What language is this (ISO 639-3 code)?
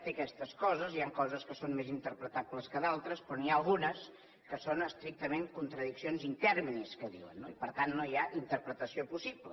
cat